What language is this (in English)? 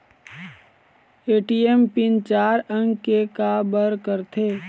Chhattisgarhi